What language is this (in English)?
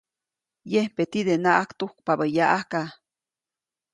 Copainalá Zoque